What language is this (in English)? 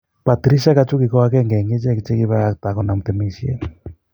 Kalenjin